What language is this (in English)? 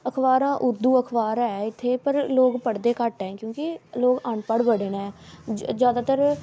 Dogri